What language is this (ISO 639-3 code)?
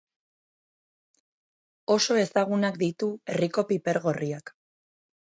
eus